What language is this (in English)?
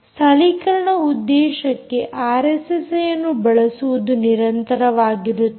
Kannada